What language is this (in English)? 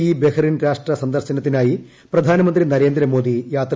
Malayalam